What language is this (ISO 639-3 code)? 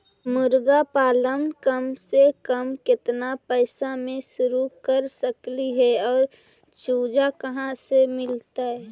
mag